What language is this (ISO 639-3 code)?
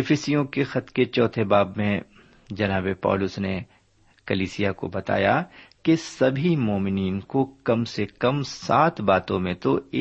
urd